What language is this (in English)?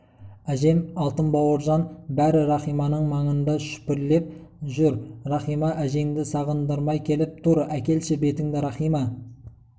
Kazakh